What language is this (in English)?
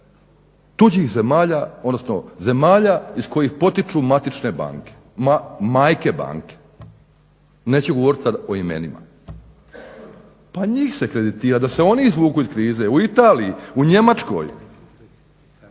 Croatian